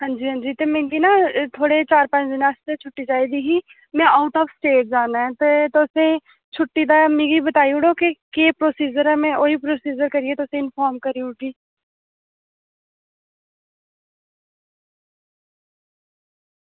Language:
Dogri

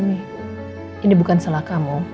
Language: Indonesian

